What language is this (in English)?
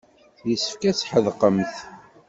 Kabyle